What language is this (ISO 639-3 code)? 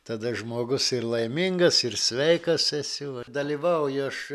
lit